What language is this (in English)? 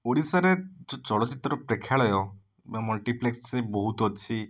Odia